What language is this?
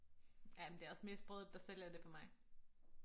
Danish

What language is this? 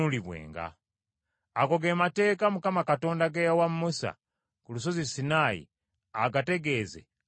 Ganda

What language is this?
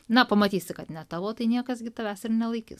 Lithuanian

